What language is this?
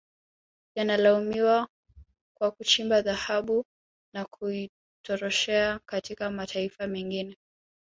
Swahili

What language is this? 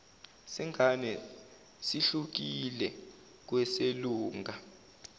Zulu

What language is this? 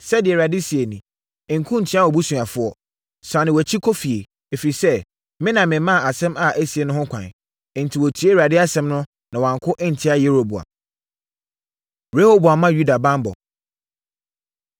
Akan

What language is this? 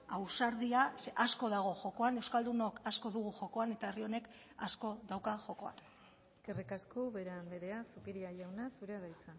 Basque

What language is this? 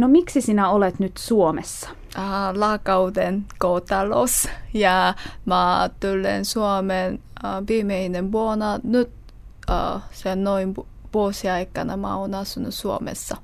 Finnish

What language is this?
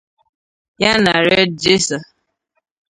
Igbo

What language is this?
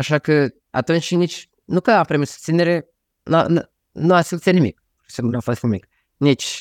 Romanian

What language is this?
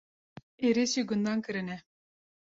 Kurdish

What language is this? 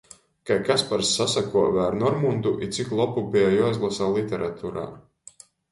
Latgalian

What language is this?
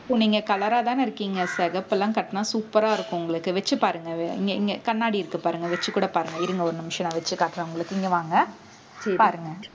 Tamil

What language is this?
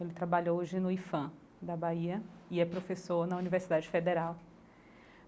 Portuguese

